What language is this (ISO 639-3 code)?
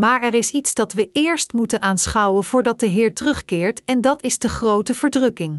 nld